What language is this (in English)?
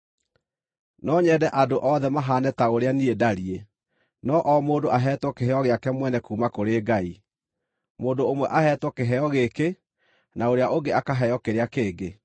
Kikuyu